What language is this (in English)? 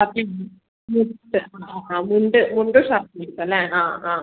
Malayalam